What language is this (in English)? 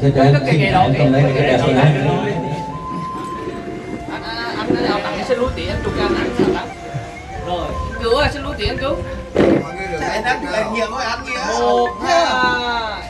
Vietnamese